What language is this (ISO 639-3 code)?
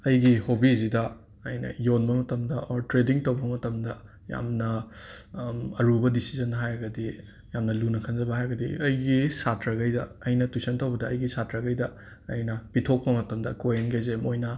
mni